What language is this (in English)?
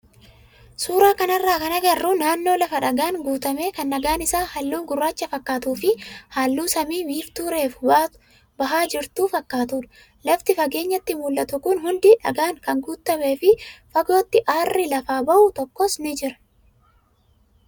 Oromo